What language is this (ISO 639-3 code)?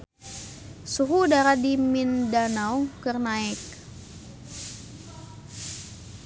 sun